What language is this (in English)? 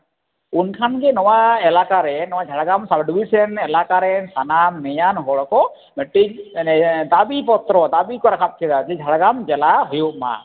Santali